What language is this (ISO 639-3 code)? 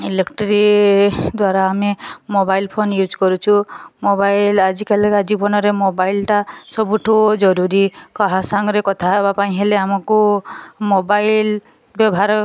ori